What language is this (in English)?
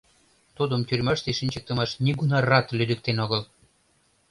Mari